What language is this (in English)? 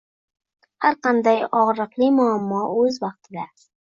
Uzbek